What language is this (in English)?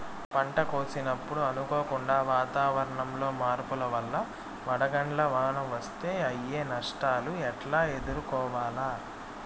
Telugu